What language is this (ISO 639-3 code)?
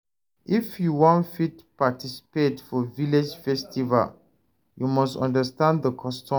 pcm